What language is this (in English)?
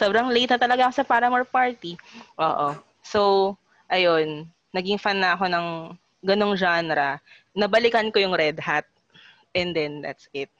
Filipino